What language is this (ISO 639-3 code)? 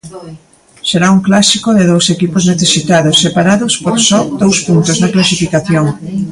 glg